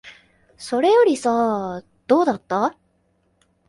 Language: Japanese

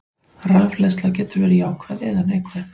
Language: Icelandic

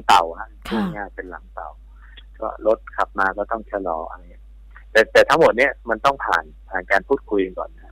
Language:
Thai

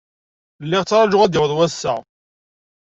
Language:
Kabyle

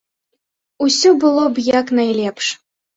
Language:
Belarusian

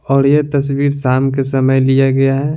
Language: Hindi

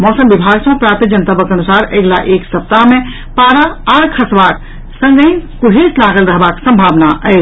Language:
Maithili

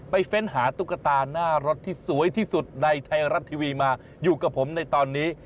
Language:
Thai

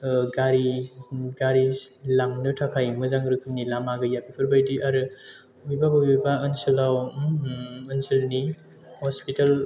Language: Bodo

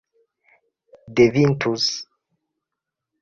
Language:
Esperanto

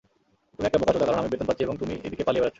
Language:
Bangla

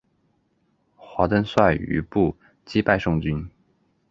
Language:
Chinese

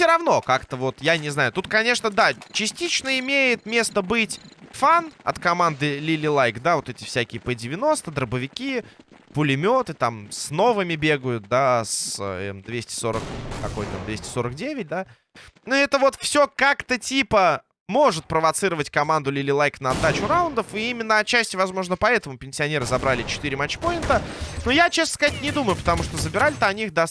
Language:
Russian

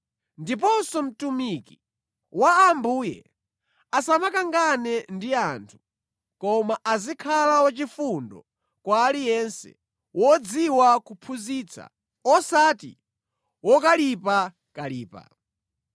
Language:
Nyanja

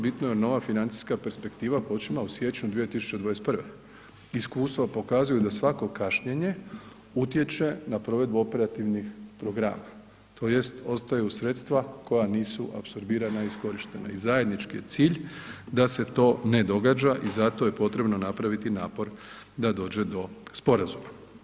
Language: Croatian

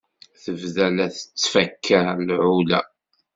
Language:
Kabyle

